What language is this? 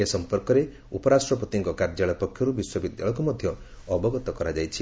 Odia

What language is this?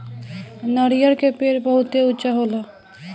Bhojpuri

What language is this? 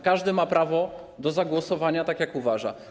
Polish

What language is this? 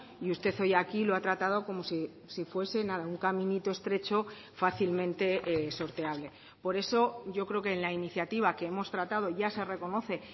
Spanish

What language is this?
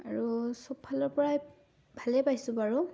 Assamese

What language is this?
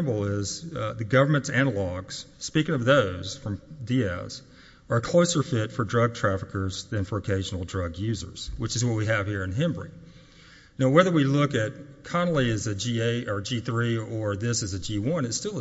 English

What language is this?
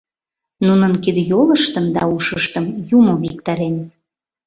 Mari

